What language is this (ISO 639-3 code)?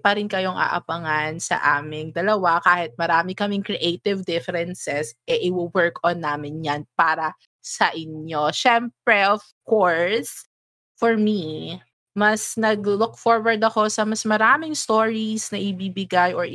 fil